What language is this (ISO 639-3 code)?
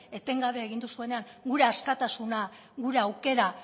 eus